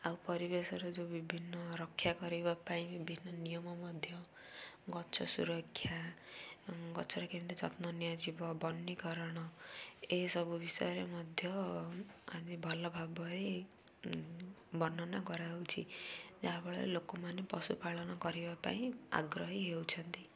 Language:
Odia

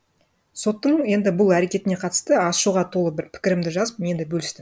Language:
Kazakh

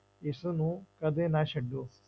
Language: Punjabi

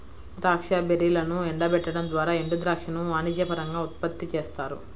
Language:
Telugu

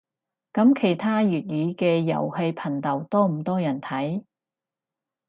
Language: Cantonese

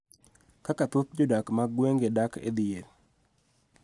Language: Luo (Kenya and Tanzania)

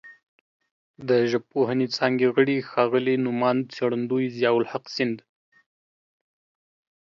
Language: Pashto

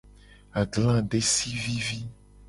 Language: Gen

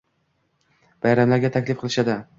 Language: Uzbek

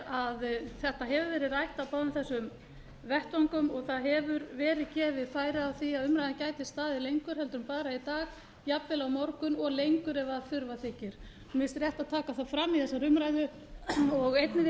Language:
Icelandic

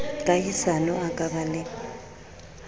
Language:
Southern Sotho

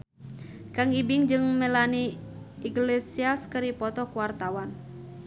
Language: Sundanese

